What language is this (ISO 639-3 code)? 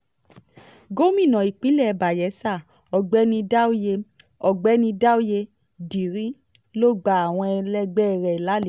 yor